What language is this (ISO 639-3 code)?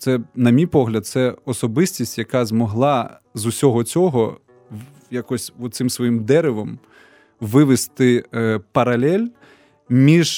ukr